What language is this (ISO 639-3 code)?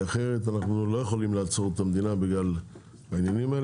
heb